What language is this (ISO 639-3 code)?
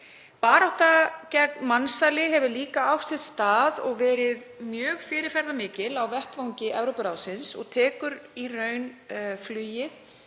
isl